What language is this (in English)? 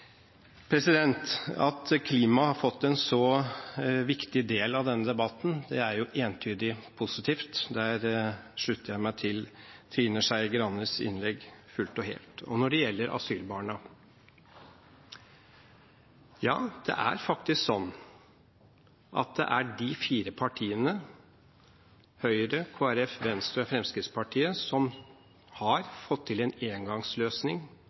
Norwegian Bokmål